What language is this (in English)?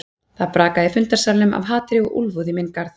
Icelandic